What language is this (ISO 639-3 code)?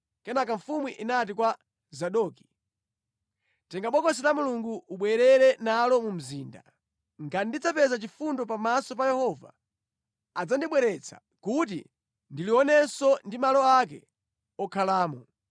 nya